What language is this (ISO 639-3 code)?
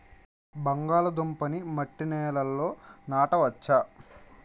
tel